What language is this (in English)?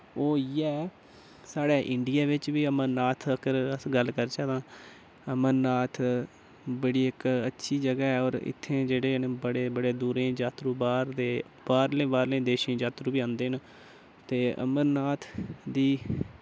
Dogri